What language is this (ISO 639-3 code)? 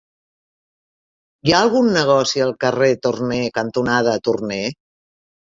cat